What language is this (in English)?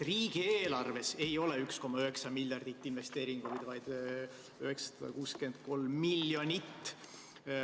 Estonian